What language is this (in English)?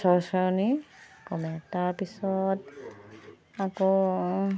Assamese